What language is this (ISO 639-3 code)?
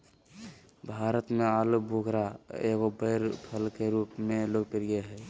mag